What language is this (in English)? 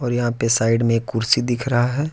Hindi